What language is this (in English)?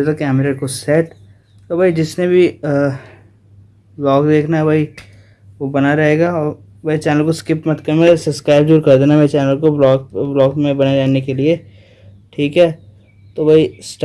Hindi